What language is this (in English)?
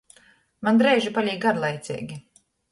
Latgalian